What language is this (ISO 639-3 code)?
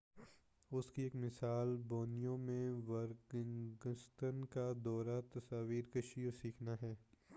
urd